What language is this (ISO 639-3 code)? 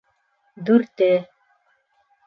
bak